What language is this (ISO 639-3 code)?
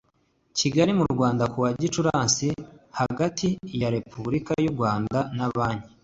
kin